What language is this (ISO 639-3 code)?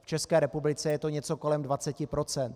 ces